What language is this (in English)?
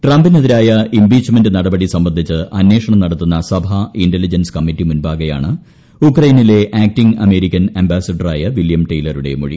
Malayalam